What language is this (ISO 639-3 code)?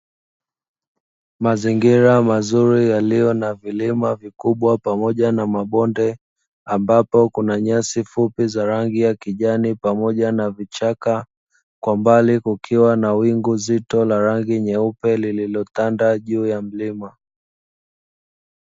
swa